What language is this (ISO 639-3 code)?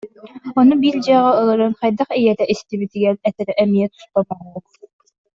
sah